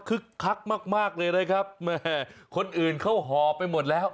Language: Thai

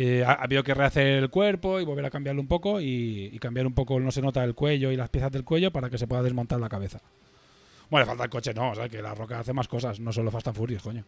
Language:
Spanish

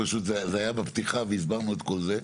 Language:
Hebrew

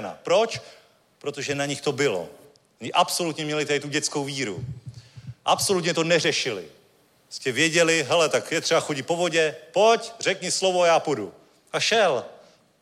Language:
Czech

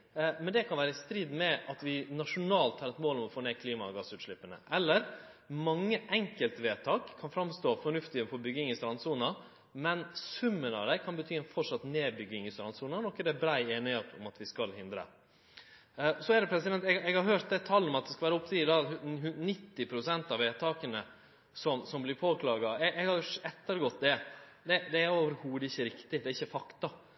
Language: Norwegian Nynorsk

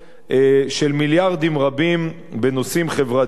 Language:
Hebrew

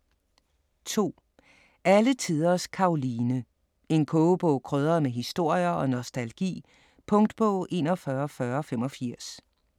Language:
Danish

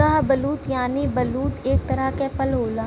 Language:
Bhojpuri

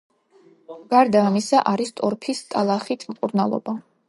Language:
Georgian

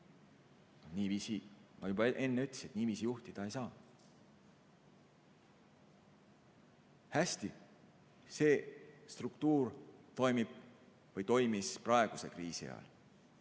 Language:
Estonian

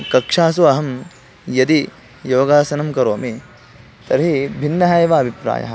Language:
Sanskrit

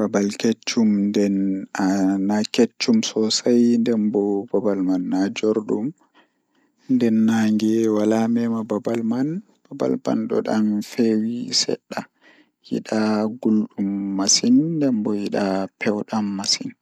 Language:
Fula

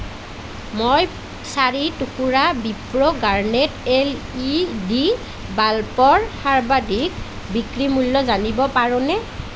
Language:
Assamese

